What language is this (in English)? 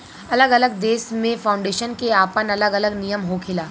Bhojpuri